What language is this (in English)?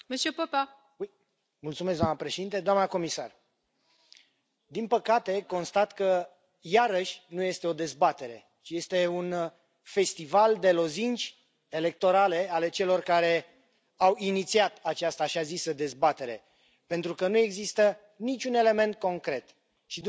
Romanian